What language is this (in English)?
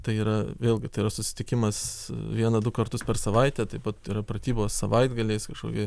Lithuanian